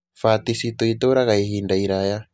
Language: Kikuyu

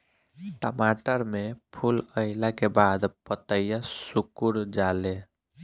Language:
Bhojpuri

